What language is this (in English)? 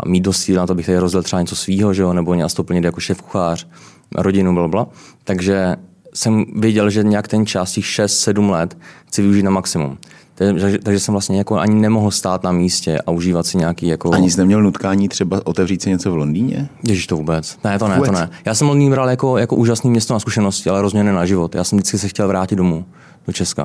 Czech